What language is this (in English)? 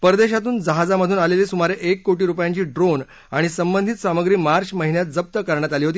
Marathi